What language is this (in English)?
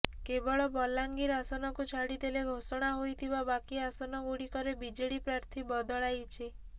Odia